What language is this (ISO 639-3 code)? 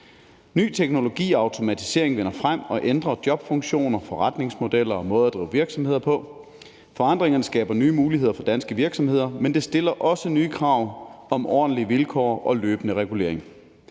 dan